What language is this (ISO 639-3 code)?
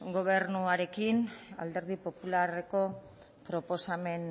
eus